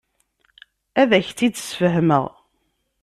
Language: Kabyle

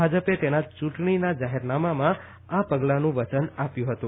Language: Gujarati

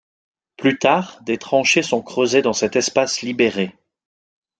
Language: French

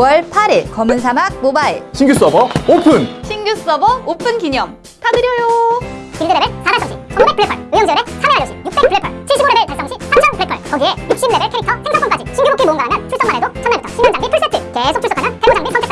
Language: Korean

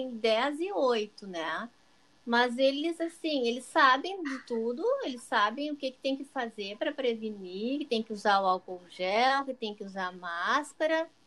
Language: Portuguese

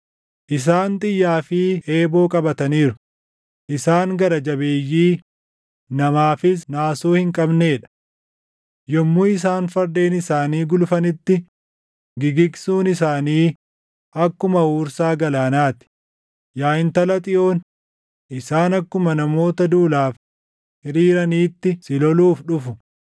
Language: Oromo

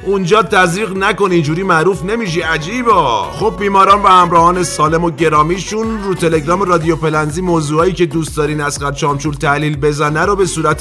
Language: Persian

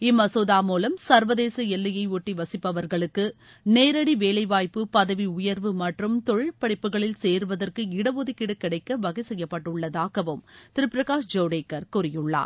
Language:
Tamil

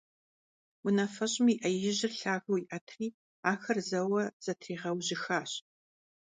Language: Kabardian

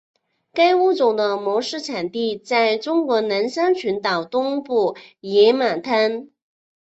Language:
Chinese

